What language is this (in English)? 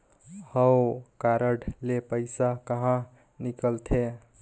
Chhattisgarhi